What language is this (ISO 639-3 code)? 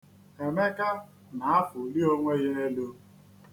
ibo